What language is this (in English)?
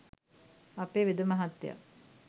Sinhala